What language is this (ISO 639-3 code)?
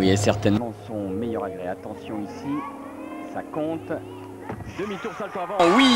fra